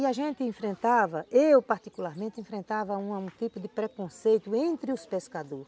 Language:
Portuguese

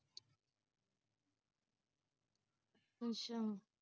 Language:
Punjabi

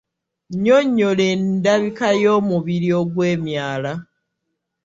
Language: Ganda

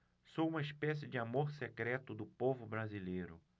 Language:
Portuguese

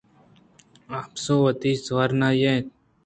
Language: Eastern Balochi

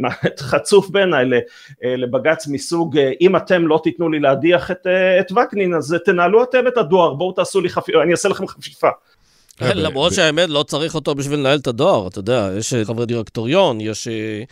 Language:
Hebrew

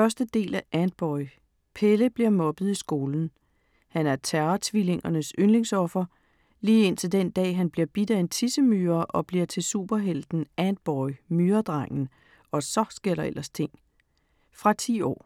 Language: Danish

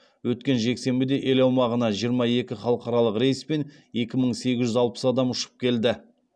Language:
Kazakh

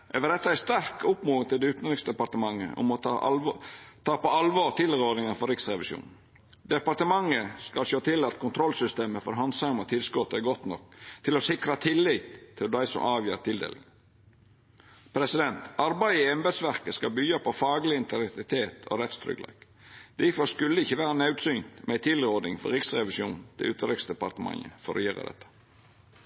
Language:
Norwegian Nynorsk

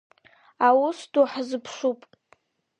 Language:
Abkhazian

